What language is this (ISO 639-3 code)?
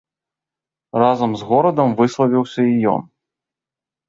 bel